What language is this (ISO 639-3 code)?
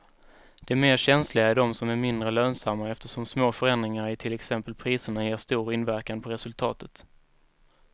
swe